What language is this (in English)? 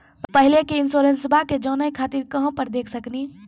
Maithili